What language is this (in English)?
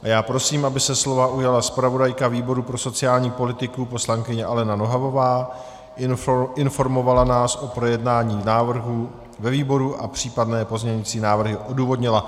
Czech